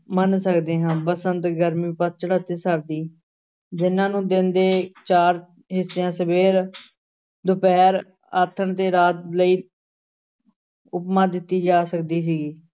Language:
Punjabi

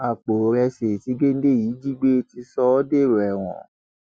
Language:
Yoruba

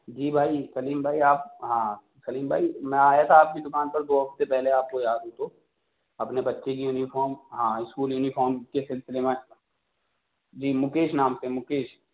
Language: Urdu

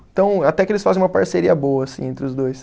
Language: Portuguese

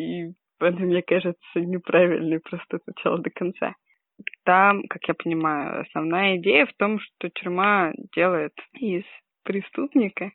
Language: Russian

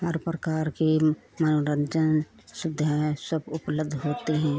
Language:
Hindi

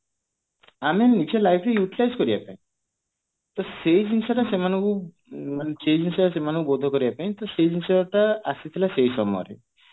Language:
Odia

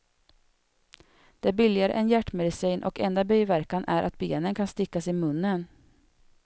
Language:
Swedish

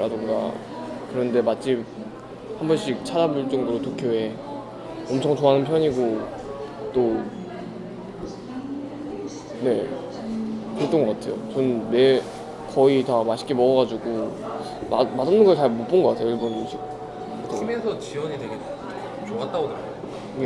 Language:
Korean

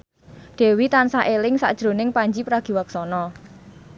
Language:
Javanese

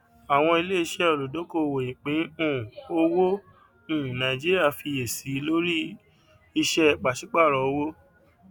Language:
Yoruba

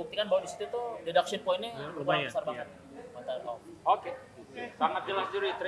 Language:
Indonesian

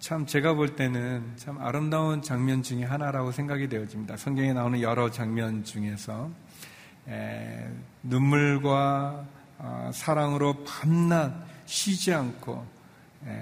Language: Korean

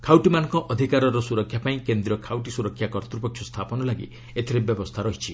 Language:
Odia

